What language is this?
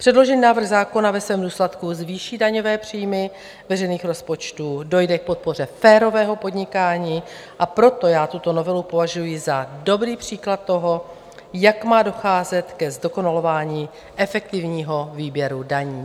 Czech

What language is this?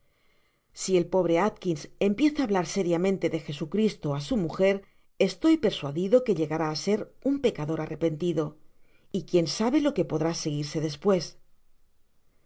Spanish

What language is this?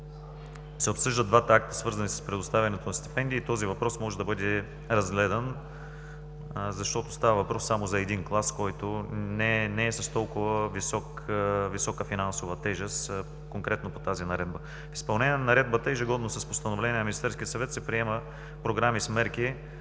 Bulgarian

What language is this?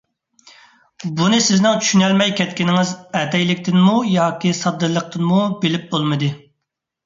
Uyghur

